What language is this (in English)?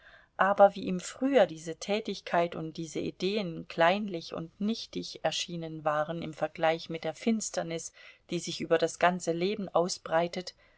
German